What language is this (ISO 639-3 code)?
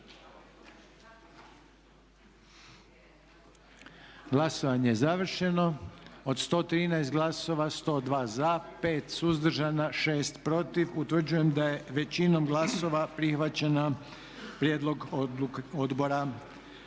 hrv